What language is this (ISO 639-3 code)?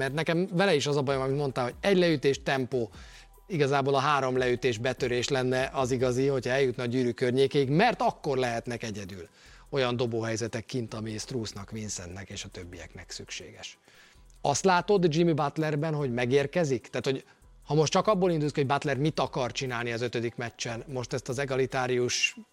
hun